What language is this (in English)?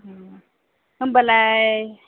Bodo